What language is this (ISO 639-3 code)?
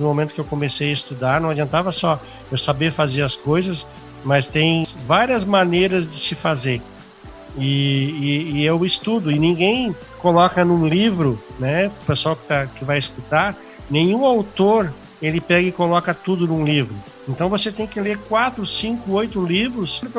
por